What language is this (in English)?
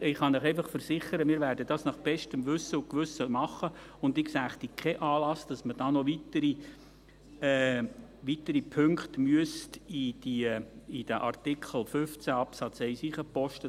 Swiss German